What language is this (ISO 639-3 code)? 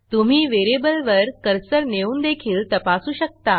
mar